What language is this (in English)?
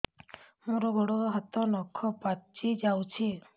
Odia